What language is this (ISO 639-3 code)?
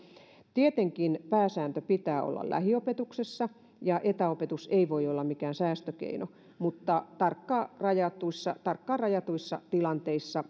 fin